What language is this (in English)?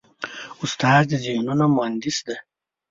Pashto